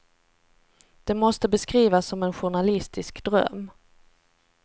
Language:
Swedish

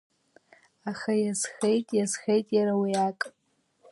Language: Abkhazian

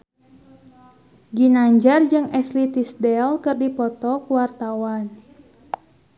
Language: Sundanese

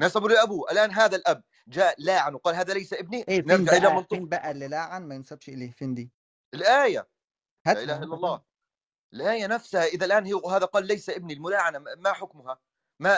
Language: Arabic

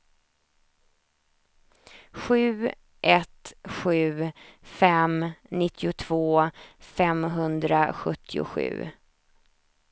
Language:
Swedish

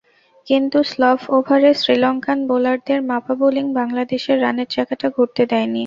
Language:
Bangla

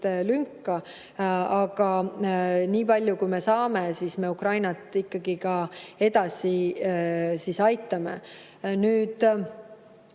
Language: Estonian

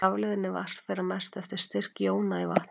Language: Icelandic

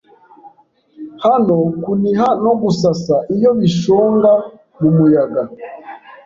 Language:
Kinyarwanda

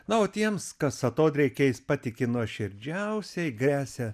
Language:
Lithuanian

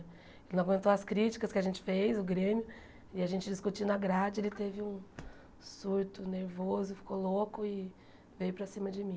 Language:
Portuguese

